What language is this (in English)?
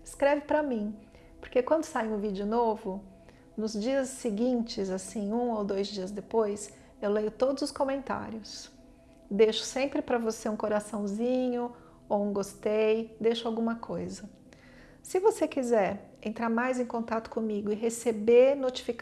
Portuguese